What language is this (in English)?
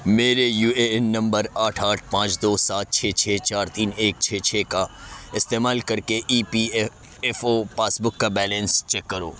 Urdu